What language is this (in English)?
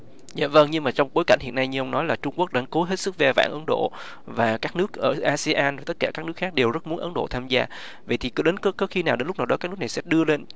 Vietnamese